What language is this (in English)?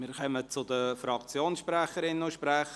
Swiss German